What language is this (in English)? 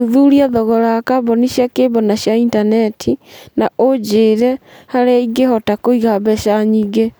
Kikuyu